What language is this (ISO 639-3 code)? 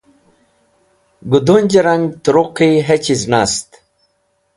wbl